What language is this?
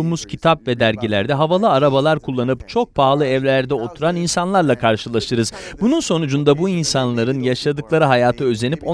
Turkish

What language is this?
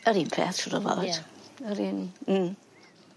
Welsh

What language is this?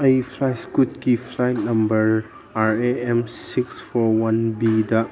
Manipuri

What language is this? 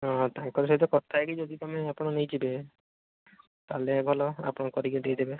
Odia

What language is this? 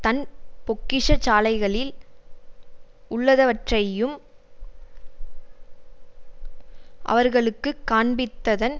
Tamil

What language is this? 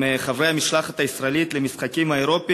Hebrew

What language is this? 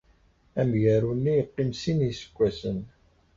Kabyle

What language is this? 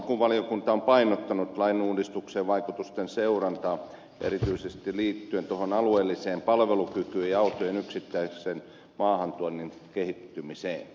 Finnish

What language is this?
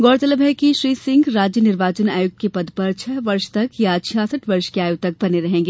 Hindi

